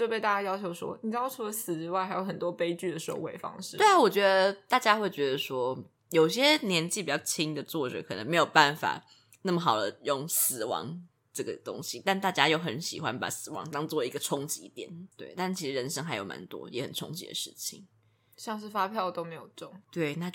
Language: Chinese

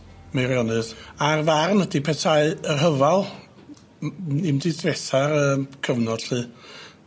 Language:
Welsh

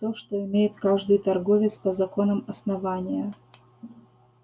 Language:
Russian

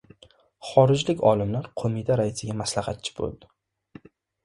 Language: Uzbek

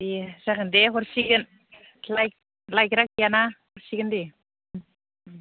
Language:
Bodo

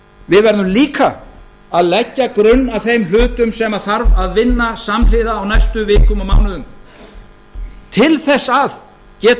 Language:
Icelandic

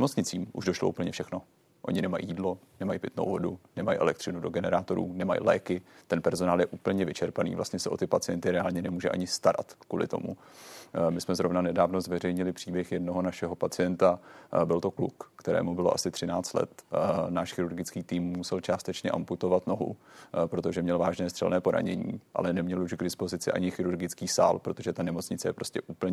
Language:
Czech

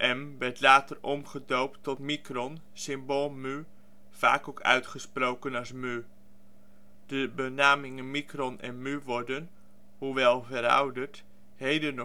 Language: Dutch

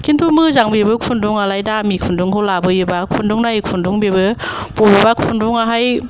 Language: Bodo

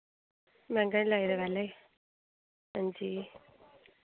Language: Dogri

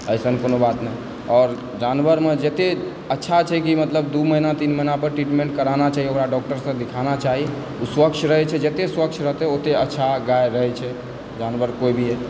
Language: Maithili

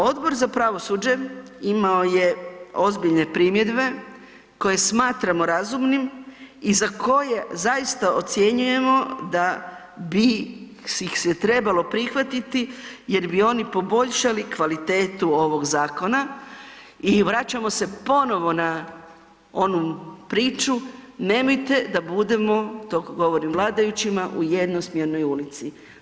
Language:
Croatian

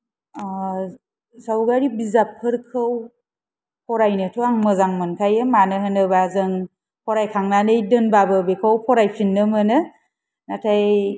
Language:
Bodo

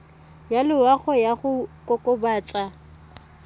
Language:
Tswana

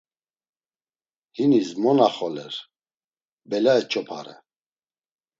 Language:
Laz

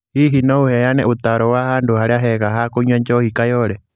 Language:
Kikuyu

